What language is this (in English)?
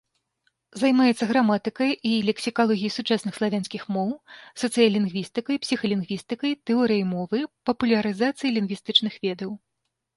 Belarusian